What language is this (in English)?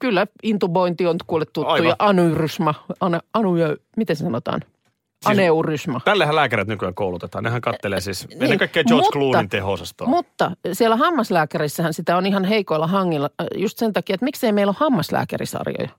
Finnish